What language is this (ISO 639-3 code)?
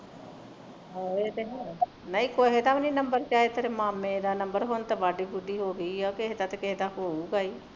pan